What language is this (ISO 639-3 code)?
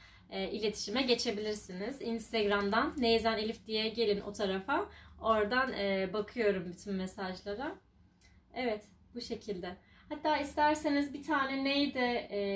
tur